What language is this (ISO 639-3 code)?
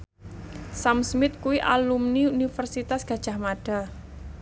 jav